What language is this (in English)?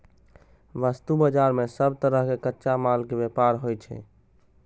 Maithili